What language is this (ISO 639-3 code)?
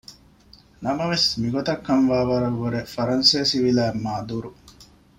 div